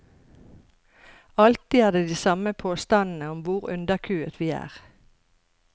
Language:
Norwegian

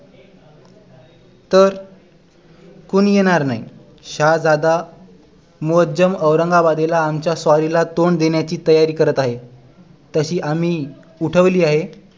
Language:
Marathi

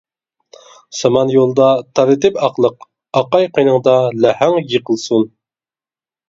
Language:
Uyghur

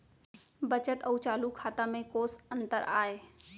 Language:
Chhattisgarhi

